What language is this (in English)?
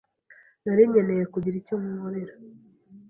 Kinyarwanda